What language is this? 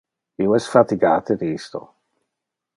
Interlingua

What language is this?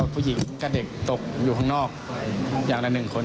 Thai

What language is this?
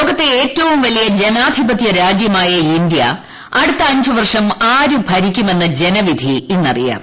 Malayalam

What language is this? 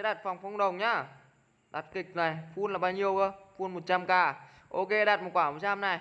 Vietnamese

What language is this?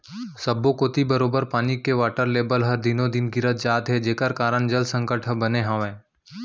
Chhattisgarhi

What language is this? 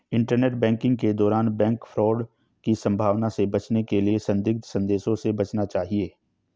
Hindi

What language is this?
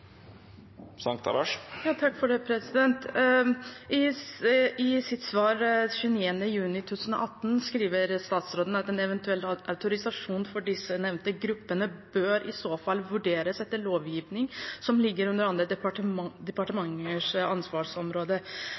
Norwegian Bokmål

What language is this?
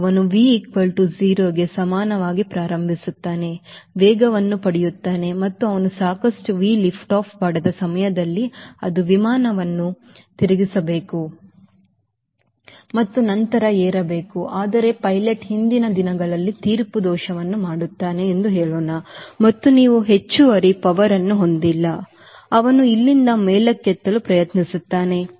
Kannada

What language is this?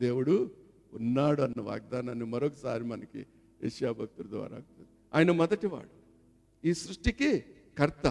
Telugu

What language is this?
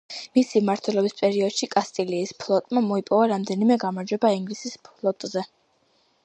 Georgian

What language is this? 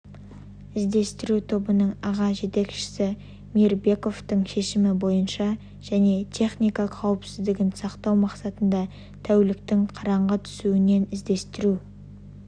Kazakh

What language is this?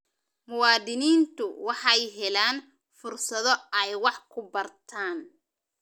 Somali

